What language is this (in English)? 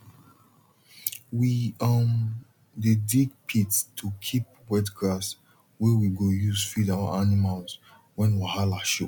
Nigerian Pidgin